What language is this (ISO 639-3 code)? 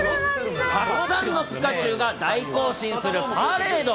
jpn